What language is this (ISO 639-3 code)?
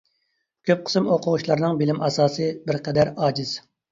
uig